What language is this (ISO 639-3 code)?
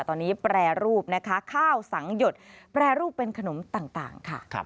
tha